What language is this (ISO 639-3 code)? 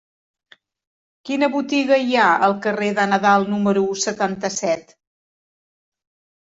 cat